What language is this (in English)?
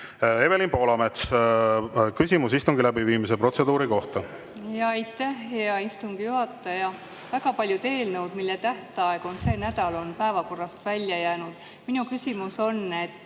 Estonian